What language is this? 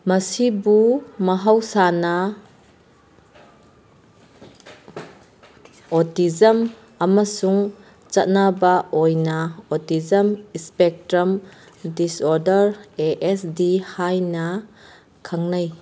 Manipuri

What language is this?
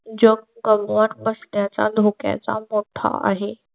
Marathi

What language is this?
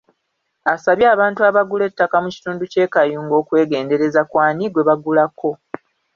Ganda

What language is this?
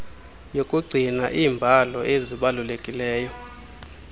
Xhosa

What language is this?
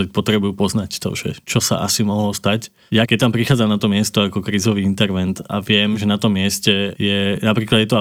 Slovak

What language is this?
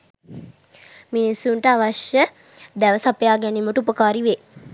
Sinhala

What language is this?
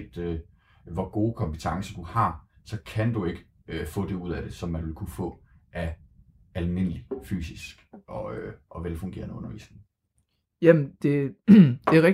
Danish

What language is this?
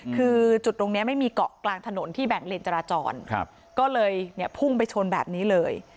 Thai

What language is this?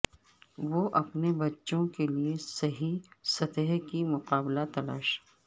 Urdu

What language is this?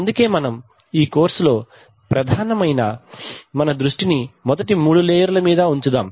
Telugu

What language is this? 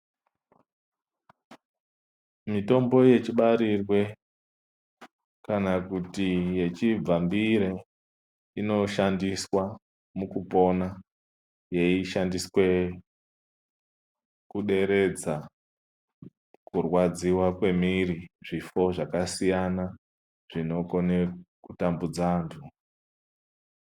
Ndau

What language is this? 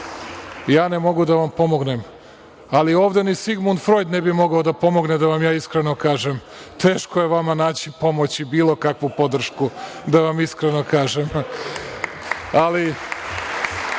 Serbian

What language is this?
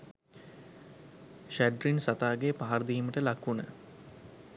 Sinhala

